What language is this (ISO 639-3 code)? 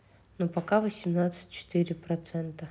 rus